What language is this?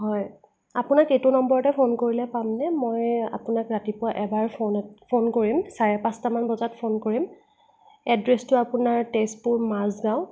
Assamese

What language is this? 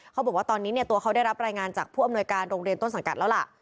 Thai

